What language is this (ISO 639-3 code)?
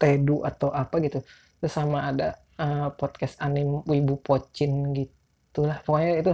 ind